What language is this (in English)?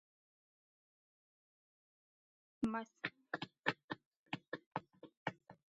Georgian